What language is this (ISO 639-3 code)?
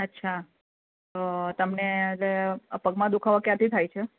guj